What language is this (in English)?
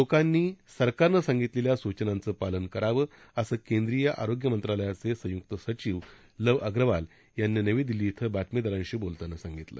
Marathi